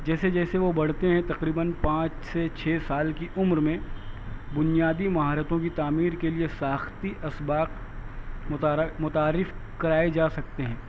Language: Urdu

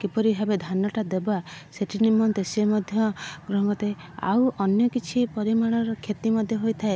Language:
Odia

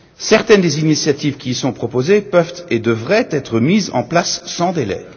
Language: French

